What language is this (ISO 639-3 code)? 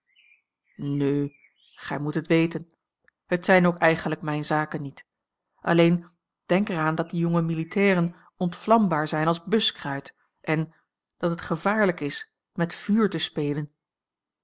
nld